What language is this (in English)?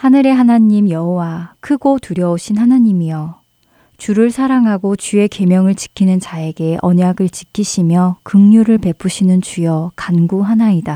Korean